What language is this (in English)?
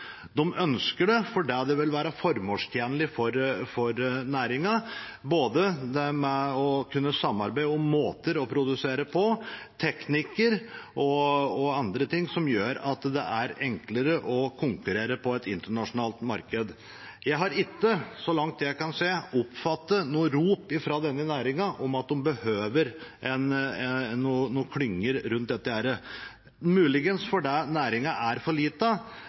Norwegian Bokmål